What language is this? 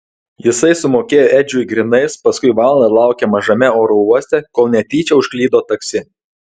Lithuanian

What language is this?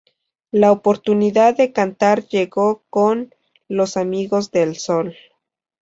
Spanish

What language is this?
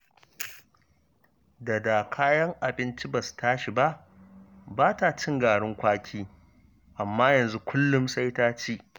Hausa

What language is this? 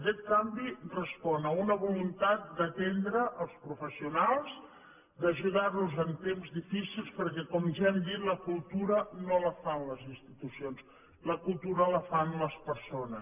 Catalan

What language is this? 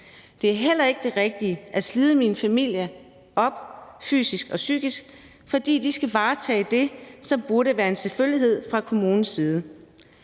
Danish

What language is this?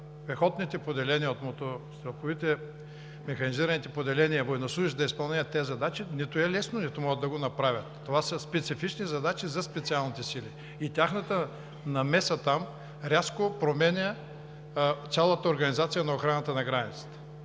Bulgarian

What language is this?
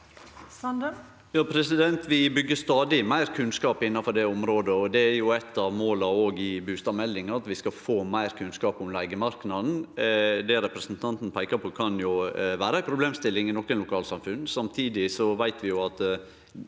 Norwegian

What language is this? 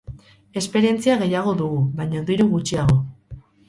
Basque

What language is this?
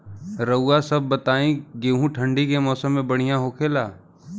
Bhojpuri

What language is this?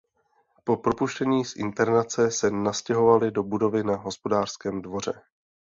Czech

